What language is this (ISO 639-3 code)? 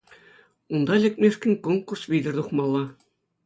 chv